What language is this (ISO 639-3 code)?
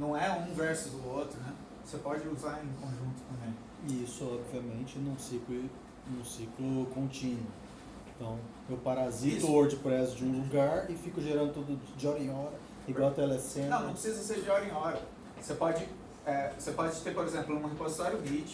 por